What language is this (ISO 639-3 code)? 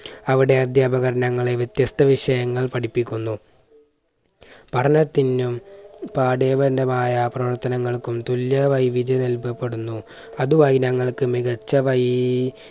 mal